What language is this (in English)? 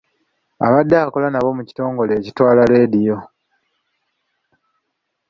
Ganda